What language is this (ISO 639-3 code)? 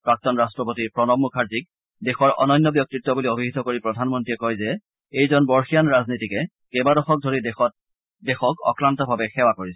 asm